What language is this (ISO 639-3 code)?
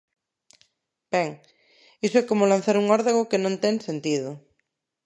glg